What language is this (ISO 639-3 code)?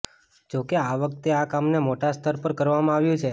guj